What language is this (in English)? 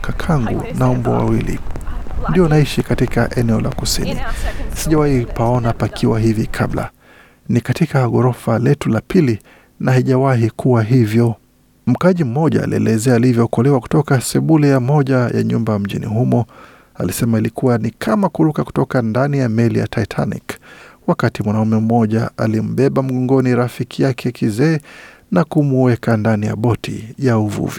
Swahili